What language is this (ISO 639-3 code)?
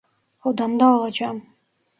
tur